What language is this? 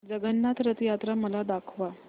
Marathi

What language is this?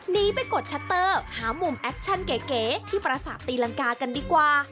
Thai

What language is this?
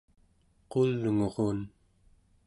Central Yupik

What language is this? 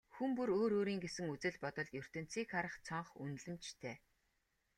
Mongolian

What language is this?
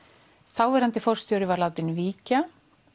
Icelandic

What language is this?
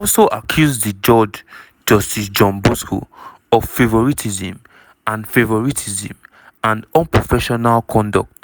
Nigerian Pidgin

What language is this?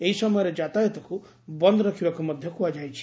Odia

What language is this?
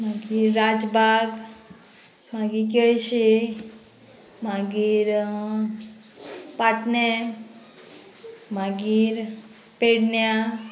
Konkani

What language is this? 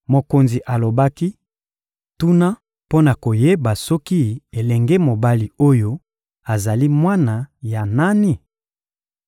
Lingala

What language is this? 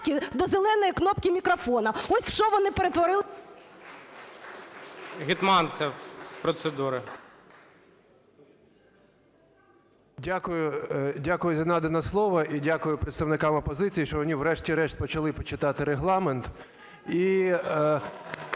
Ukrainian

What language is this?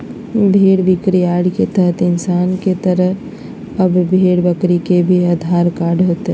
Magahi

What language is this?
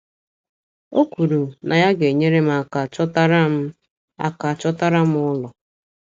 Igbo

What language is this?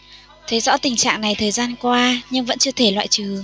Vietnamese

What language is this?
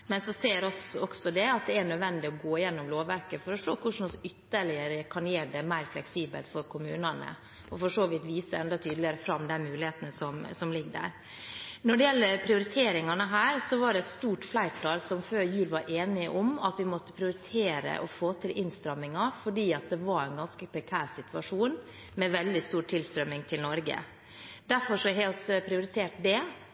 Norwegian Bokmål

